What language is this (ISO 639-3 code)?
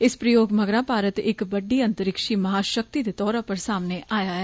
doi